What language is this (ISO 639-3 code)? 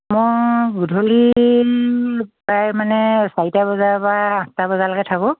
asm